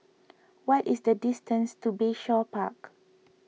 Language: English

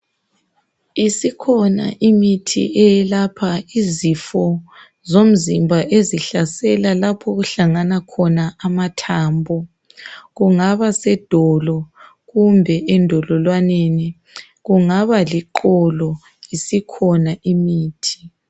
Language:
North Ndebele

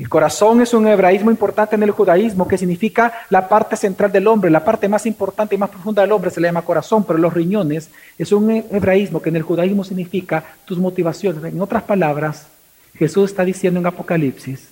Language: Spanish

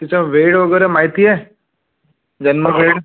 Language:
Marathi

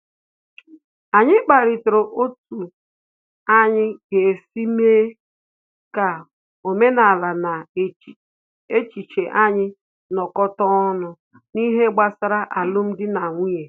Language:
Igbo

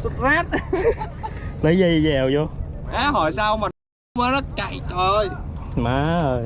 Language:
Vietnamese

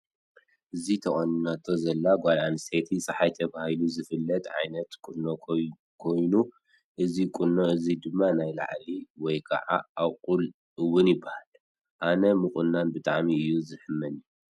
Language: Tigrinya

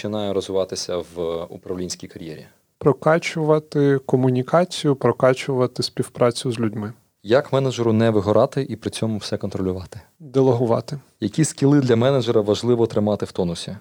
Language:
Ukrainian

